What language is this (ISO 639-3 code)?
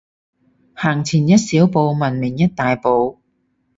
yue